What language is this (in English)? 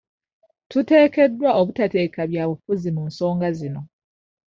Ganda